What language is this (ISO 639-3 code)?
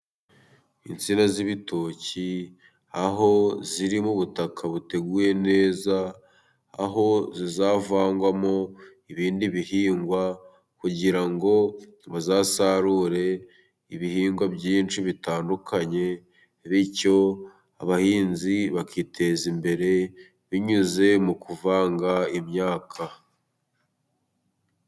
kin